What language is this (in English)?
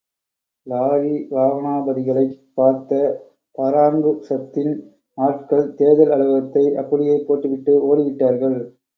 Tamil